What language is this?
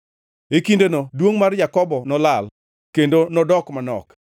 Luo (Kenya and Tanzania)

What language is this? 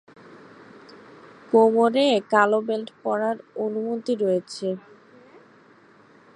Bangla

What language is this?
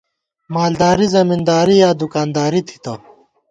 Gawar-Bati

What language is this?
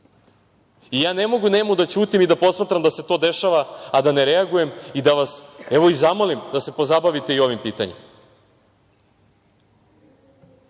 Serbian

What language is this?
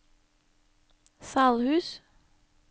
Norwegian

